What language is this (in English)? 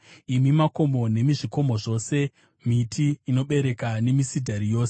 Shona